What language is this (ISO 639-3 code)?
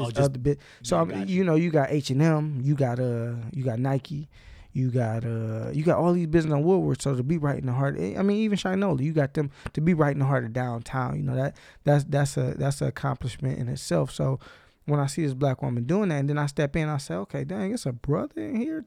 eng